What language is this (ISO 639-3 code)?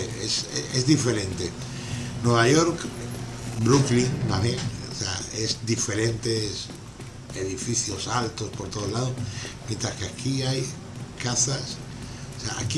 spa